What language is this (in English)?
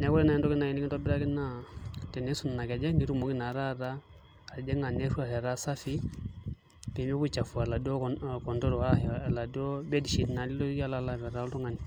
Masai